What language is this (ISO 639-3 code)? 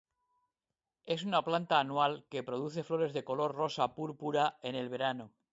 spa